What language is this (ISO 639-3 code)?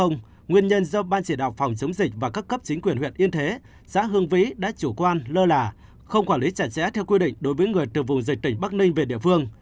vie